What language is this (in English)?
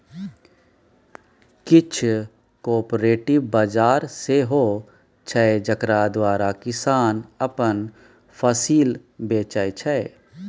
Maithili